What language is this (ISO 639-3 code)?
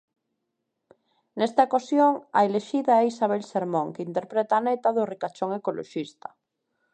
glg